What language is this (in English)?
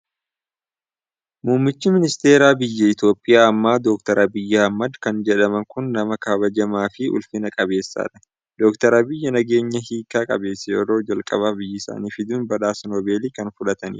Oromo